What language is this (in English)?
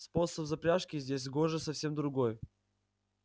Russian